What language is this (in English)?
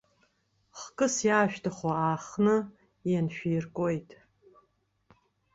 Abkhazian